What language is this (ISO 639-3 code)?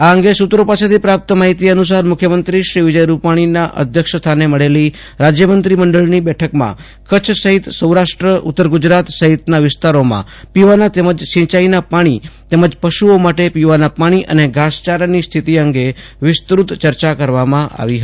guj